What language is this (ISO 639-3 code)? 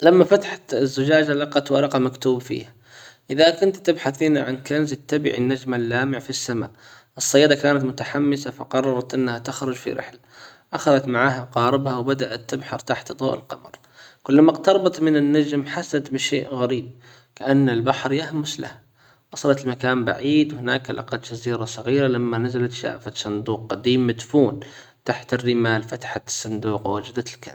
acw